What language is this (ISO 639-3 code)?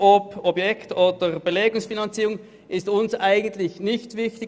gsw